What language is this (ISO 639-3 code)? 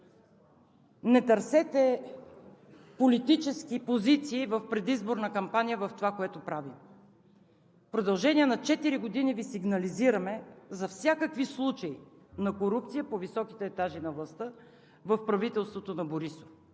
bul